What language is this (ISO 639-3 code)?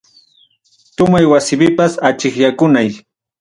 quy